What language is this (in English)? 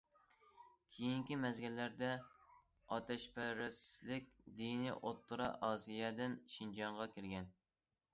Uyghur